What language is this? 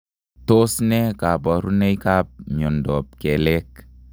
Kalenjin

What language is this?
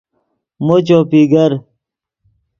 Yidgha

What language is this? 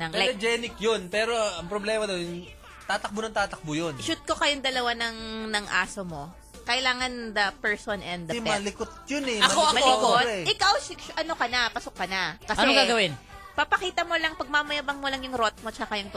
Filipino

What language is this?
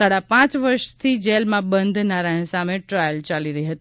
Gujarati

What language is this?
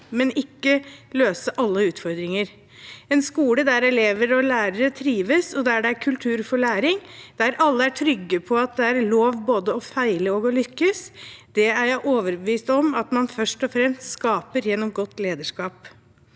Norwegian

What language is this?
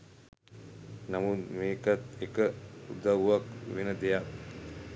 Sinhala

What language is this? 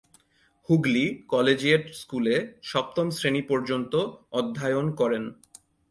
Bangla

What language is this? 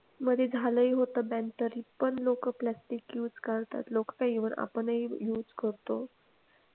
Marathi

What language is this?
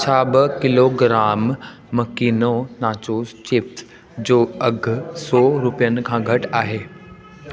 Sindhi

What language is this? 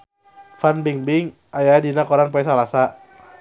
Sundanese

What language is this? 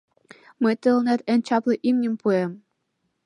Mari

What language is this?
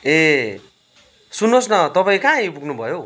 Nepali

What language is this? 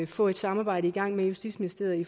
Danish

